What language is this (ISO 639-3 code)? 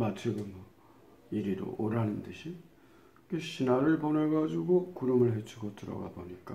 kor